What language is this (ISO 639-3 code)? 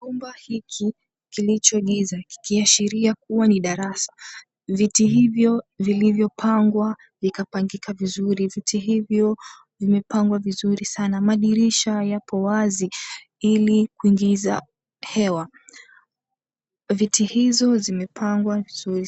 swa